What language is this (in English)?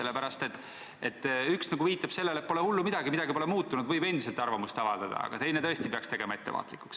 Estonian